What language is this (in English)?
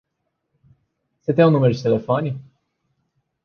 Portuguese